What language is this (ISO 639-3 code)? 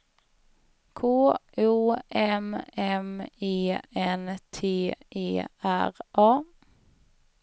swe